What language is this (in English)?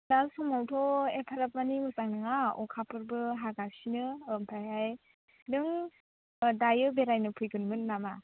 Bodo